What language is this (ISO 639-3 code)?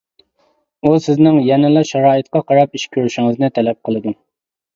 uig